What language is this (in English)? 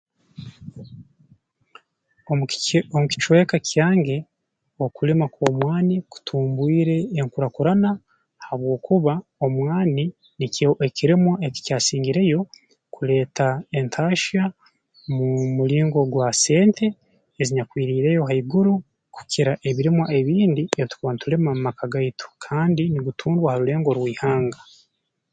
Tooro